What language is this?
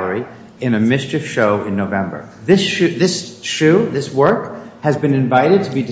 English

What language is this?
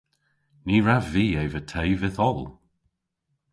Cornish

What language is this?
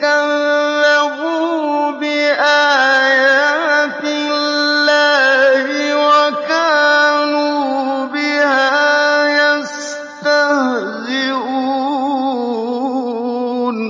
Arabic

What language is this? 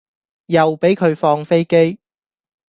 Cantonese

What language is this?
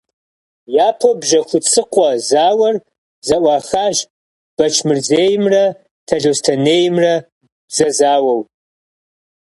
Kabardian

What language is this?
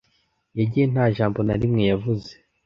Kinyarwanda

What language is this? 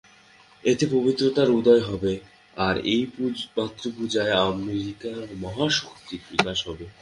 Bangla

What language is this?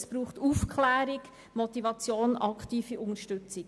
Swiss German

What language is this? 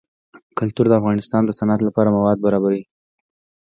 Pashto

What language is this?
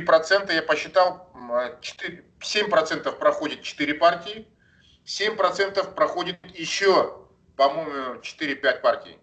Russian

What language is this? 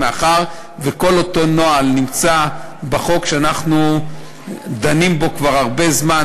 Hebrew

